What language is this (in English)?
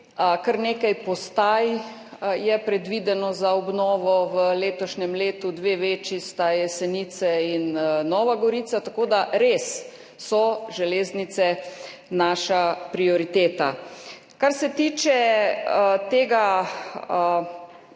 Slovenian